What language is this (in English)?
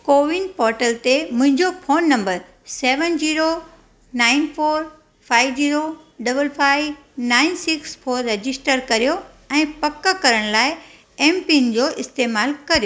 Sindhi